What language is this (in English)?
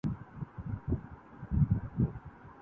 Urdu